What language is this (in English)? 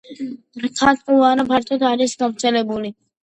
Georgian